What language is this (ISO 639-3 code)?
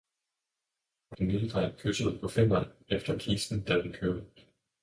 dan